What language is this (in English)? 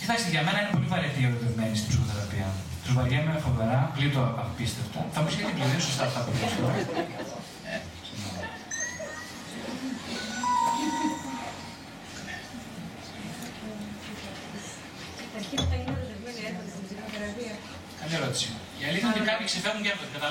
Greek